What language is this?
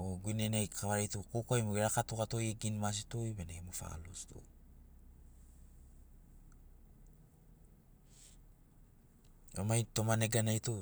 Sinaugoro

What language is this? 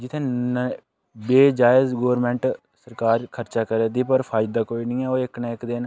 Dogri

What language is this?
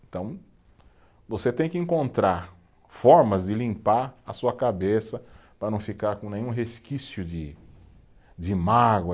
Portuguese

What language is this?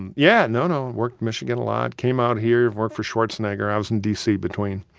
English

